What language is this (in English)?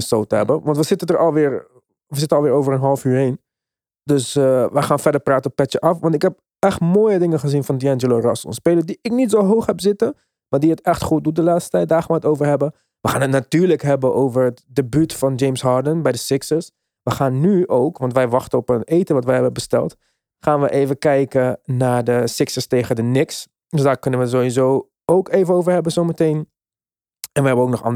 Dutch